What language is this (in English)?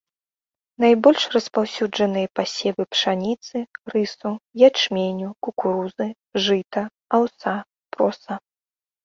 Belarusian